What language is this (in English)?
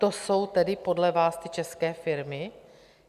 Czech